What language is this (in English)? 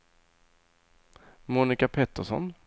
Swedish